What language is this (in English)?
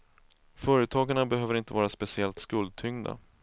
Swedish